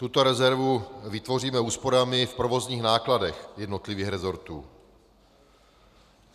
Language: Czech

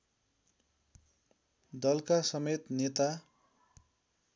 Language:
Nepali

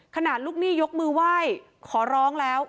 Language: Thai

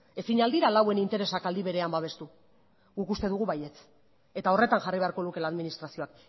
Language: Basque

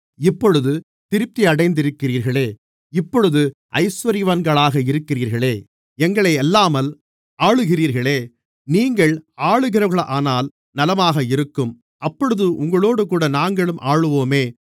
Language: Tamil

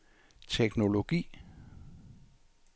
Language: Danish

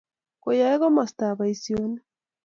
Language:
Kalenjin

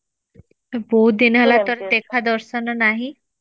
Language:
Odia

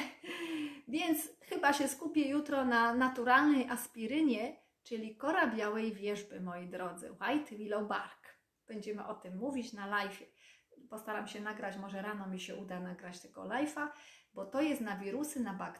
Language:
Polish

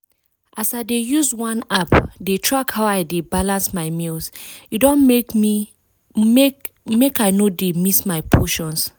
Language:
Nigerian Pidgin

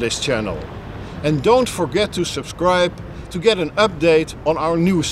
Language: Dutch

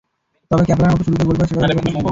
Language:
Bangla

